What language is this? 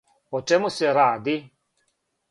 Serbian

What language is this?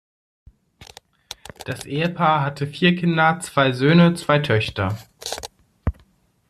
German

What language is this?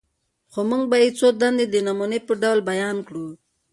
Pashto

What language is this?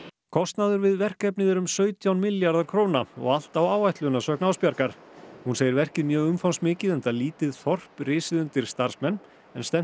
Icelandic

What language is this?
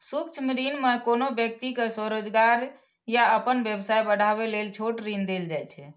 Maithili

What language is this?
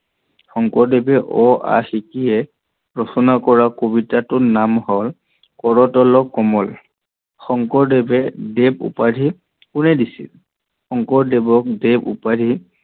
Assamese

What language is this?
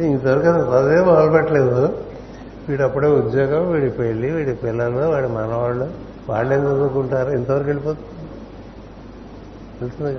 Telugu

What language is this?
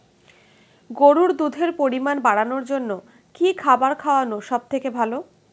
Bangla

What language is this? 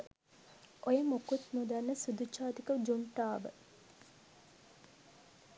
Sinhala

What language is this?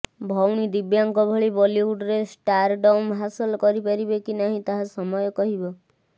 Odia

